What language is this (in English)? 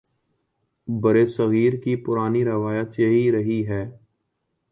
Urdu